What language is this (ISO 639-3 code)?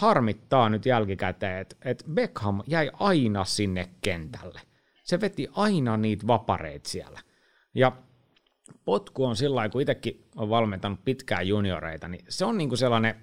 fin